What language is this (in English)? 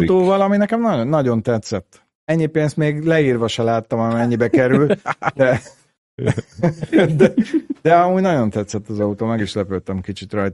Hungarian